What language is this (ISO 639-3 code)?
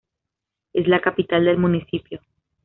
spa